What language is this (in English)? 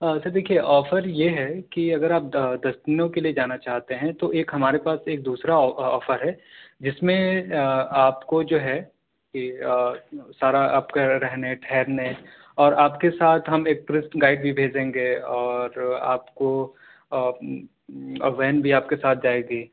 Urdu